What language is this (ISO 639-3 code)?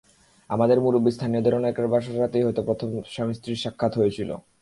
ben